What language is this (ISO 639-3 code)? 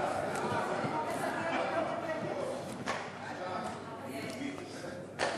heb